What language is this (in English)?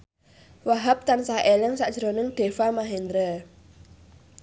Javanese